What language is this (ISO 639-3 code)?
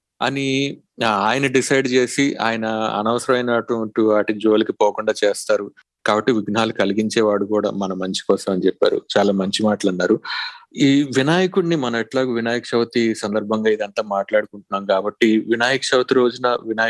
tel